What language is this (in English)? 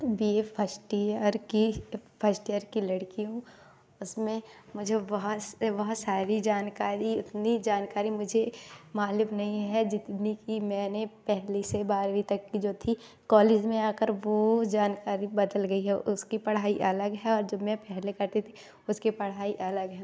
Hindi